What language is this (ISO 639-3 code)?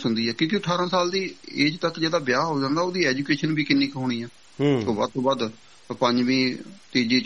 pan